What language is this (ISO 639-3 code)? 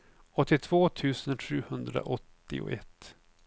swe